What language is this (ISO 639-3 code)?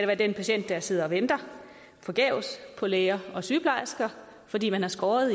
dan